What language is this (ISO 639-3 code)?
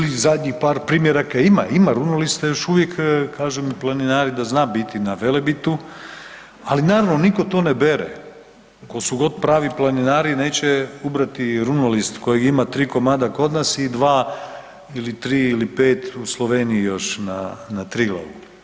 hrv